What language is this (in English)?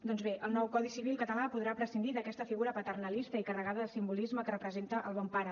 Catalan